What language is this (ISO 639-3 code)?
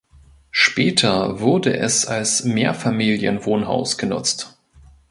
deu